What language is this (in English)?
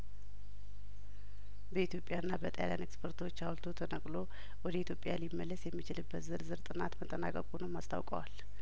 Amharic